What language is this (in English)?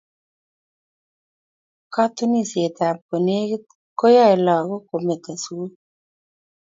Kalenjin